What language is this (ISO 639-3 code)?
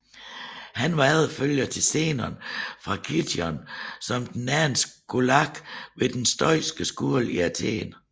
dan